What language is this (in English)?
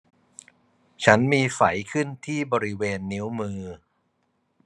Thai